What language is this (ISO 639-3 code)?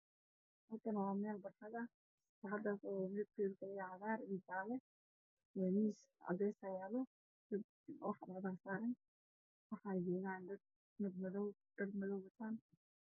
som